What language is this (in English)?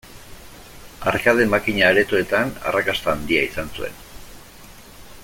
Basque